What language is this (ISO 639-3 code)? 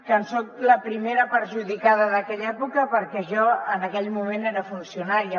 cat